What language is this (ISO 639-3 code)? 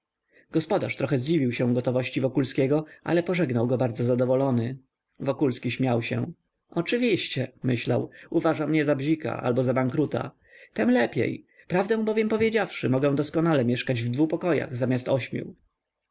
pol